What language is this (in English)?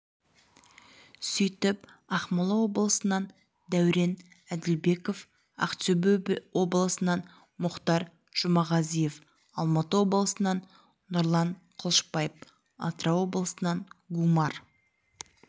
Kazakh